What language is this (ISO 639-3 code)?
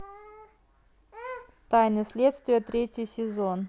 rus